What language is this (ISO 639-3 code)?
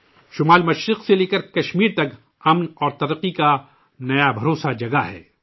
urd